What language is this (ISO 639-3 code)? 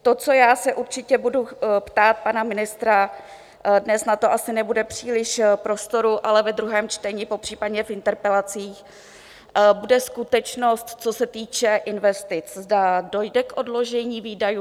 ces